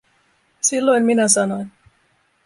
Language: Finnish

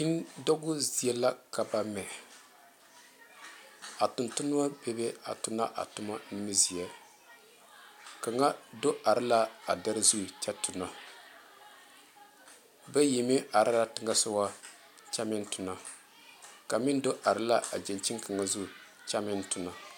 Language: Southern Dagaare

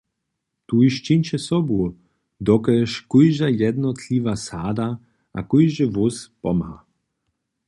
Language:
Upper Sorbian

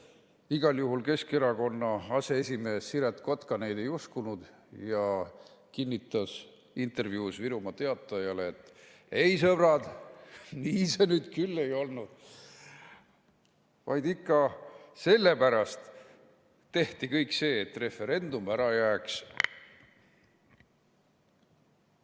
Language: Estonian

